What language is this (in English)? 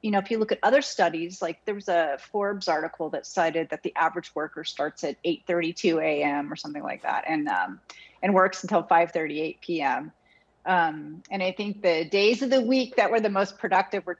English